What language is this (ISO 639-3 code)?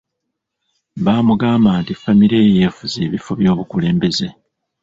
lug